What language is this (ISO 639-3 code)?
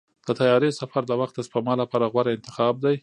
pus